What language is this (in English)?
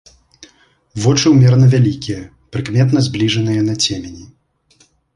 Belarusian